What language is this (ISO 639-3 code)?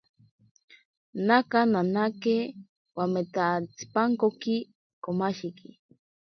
prq